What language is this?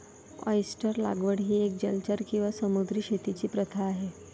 Marathi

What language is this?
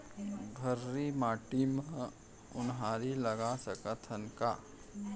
Chhattisgarhi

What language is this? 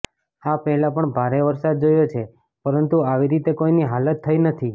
Gujarati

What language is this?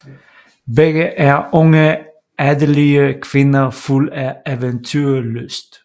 Danish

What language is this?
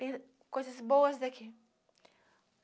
Portuguese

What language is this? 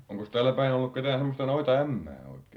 Finnish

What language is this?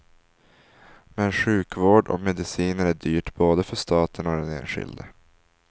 Swedish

